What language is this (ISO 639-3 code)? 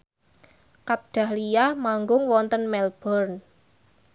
jav